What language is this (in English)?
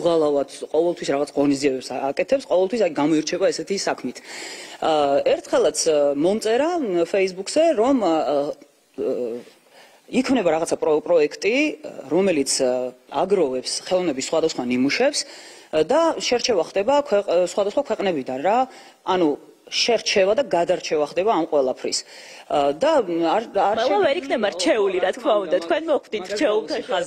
Romanian